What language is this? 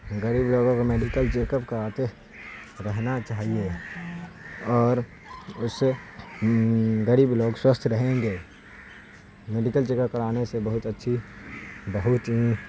Urdu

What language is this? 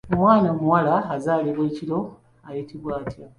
Ganda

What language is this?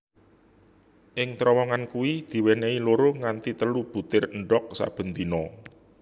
Javanese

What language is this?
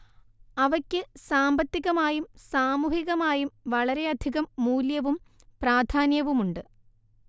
Malayalam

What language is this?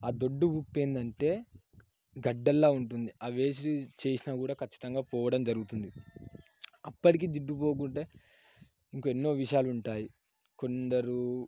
Telugu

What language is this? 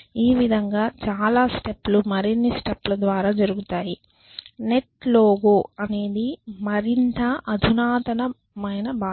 Telugu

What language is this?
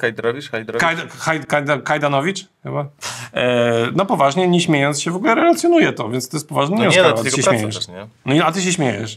Polish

